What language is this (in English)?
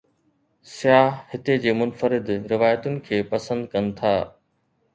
Sindhi